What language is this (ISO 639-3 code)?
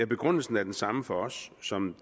dan